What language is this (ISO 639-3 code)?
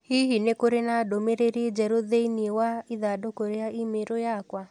kik